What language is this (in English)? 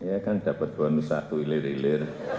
Indonesian